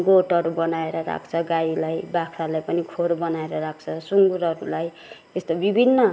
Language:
Nepali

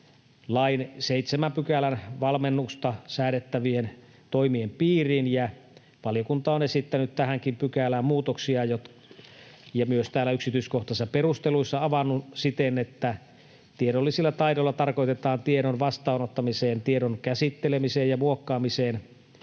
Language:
Finnish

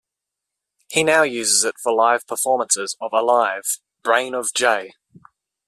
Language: English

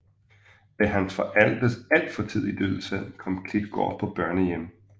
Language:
Danish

